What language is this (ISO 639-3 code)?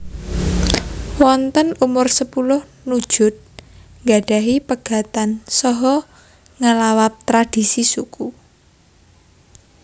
jav